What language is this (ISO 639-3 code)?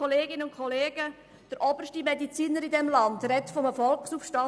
gsw